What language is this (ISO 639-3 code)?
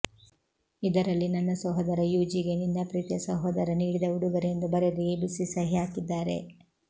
kan